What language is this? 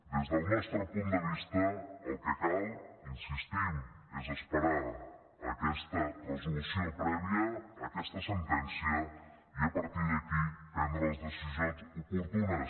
Catalan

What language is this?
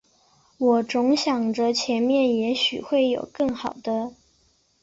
Chinese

